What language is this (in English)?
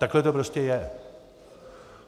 Czech